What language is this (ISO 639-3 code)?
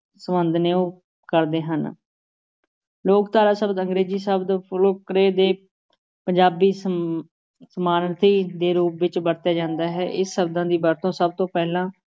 pan